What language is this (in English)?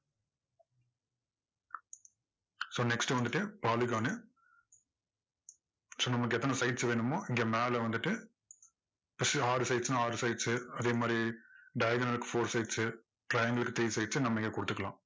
Tamil